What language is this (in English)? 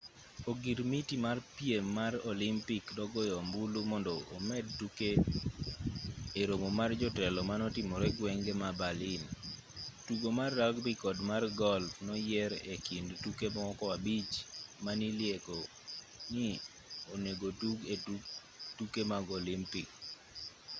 Luo (Kenya and Tanzania)